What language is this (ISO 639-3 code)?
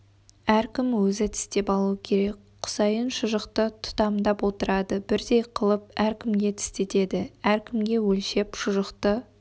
kaz